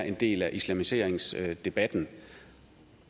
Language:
Danish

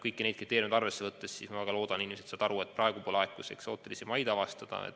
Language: Estonian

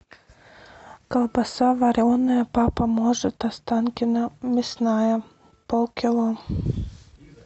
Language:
Russian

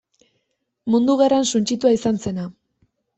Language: Basque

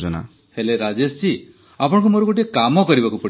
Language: Odia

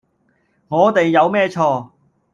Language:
Cantonese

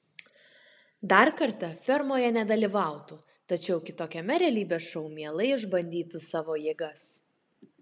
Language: Lithuanian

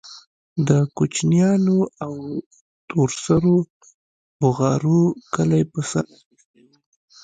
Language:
Pashto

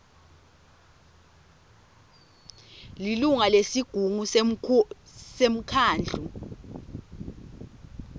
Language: Swati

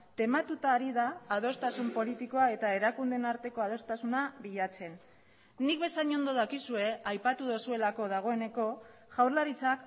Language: Basque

